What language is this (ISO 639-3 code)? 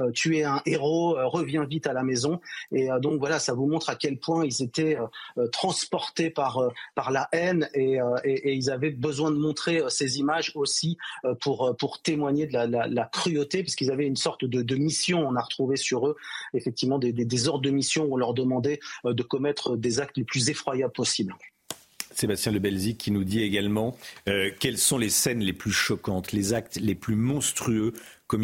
fra